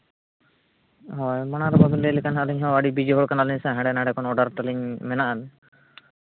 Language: Santali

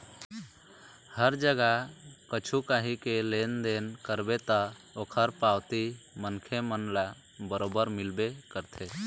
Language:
Chhattisgarhi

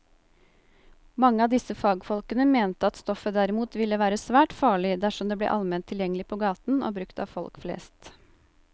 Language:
Norwegian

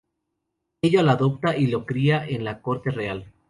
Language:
Spanish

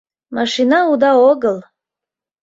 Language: Mari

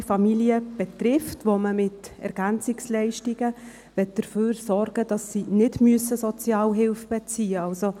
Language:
Swiss German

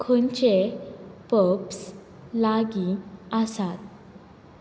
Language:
Konkani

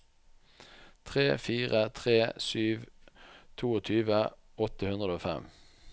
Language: Norwegian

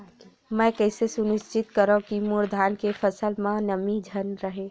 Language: Chhattisgarhi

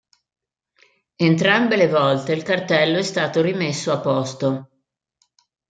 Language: Italian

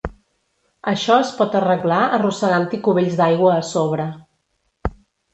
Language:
Catalan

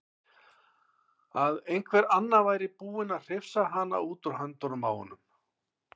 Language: Icelandic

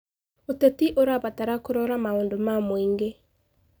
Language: Kikuyu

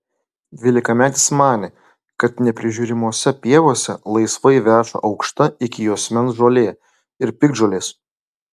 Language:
Lithuanian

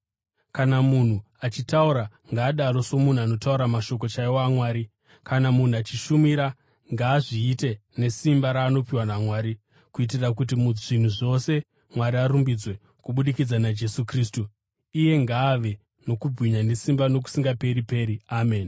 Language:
Shona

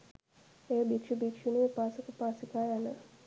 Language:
Sinhala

